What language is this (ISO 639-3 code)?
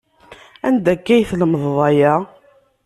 kab